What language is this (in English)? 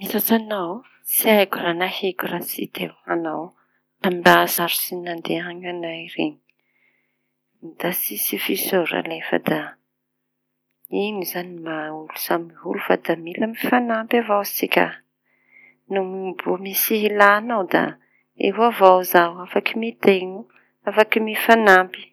Tanosy Malagasy